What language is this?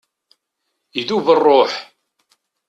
Kabyle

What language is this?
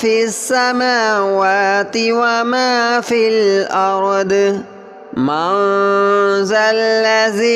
Arabic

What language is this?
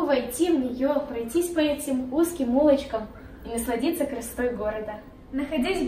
Russian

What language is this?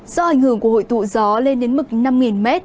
Vietnamese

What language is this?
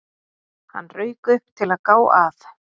Icelandic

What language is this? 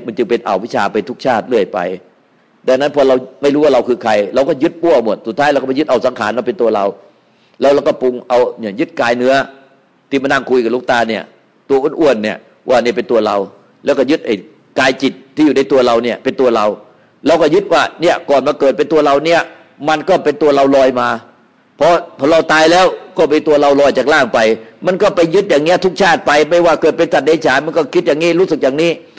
Thai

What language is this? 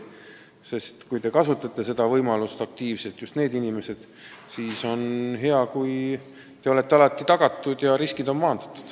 Estonian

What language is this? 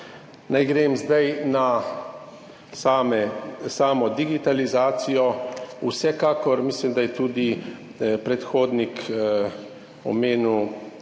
Slovenian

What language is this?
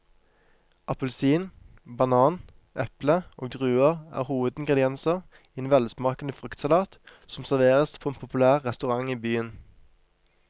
Norwegian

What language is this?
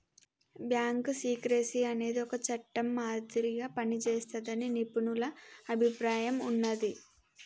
Telugu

